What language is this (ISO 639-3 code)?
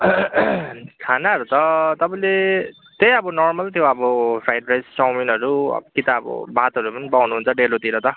nep